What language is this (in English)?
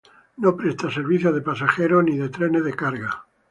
Spanish